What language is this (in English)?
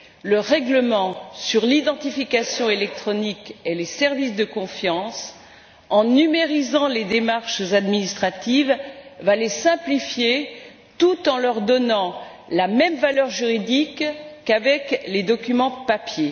French